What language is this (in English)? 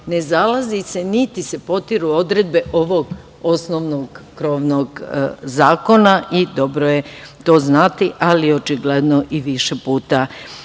Serbian